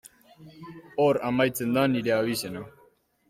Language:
Basque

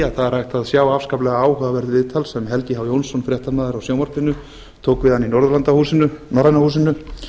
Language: Icelandic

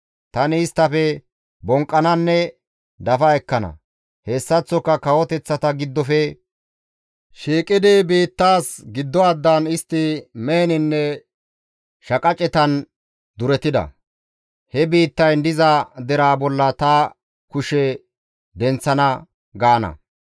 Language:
Gamo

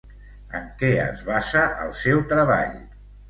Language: Catalan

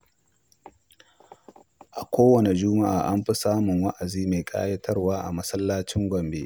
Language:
Hausa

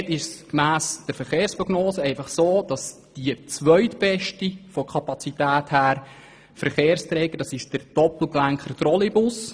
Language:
Swiss German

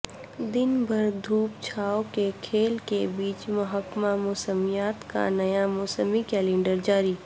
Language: Urdu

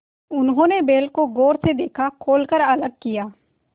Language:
Hindi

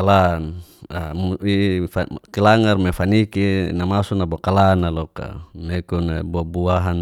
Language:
Geser-Gorom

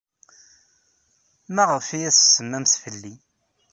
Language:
Kabyle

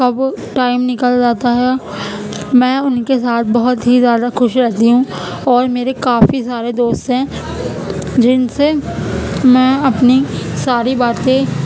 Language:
Urdu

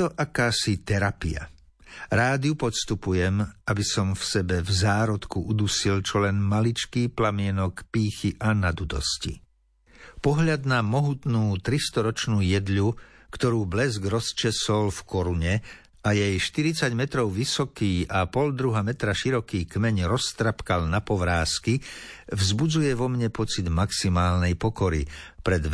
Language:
Slovak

